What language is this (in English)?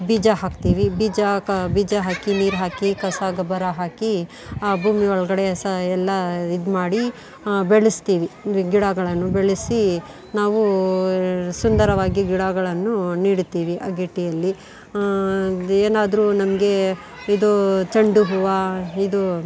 Kannada